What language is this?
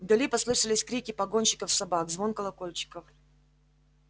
Russian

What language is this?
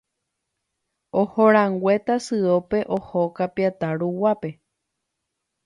Guarani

